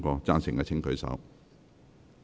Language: Cantonese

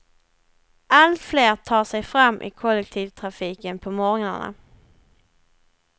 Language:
Swedish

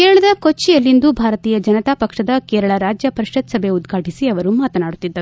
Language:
Kannada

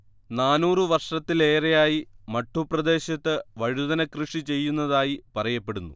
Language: Malayalam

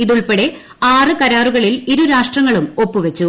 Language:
Malayalam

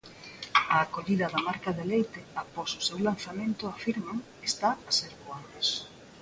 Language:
Galician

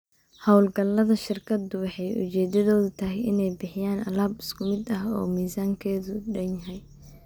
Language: Somali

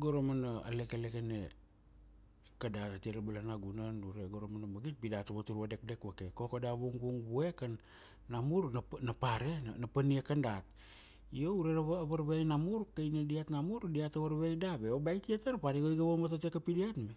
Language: Kuanua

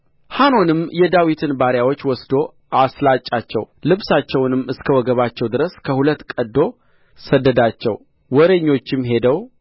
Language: Amharic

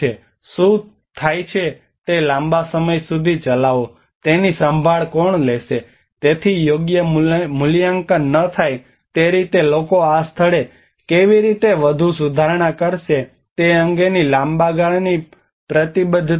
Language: Gujarati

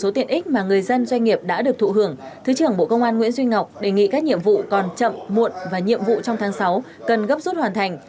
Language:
Vietnamese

